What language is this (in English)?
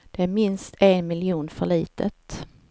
Swedish